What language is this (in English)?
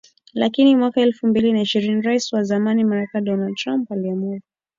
Swahili